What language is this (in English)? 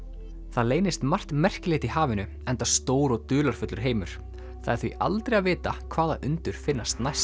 Icelandic